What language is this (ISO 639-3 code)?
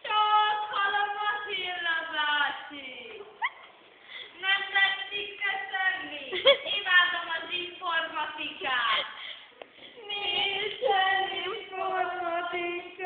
hun